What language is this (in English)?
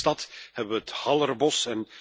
Dutch